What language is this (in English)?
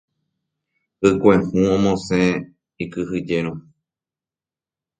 Guarani